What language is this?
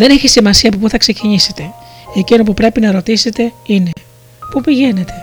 Greek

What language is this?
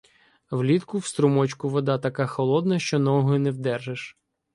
Ukrainian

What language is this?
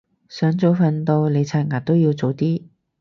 Cantonese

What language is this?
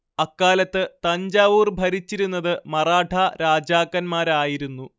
Malayalam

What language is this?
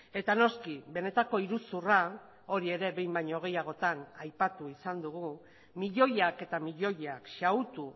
Basque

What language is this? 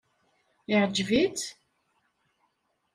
Kabyle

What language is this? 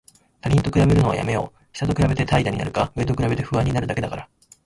Japanese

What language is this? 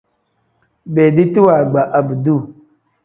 Tem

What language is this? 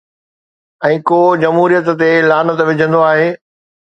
Sindhi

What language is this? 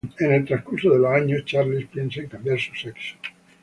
Spanish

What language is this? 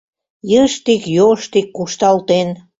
Mari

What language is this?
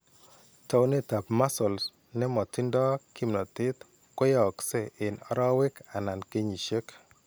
Kalenjin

